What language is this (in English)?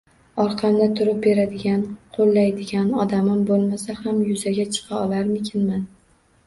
Uzbek